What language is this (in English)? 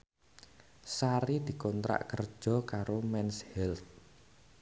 Javanese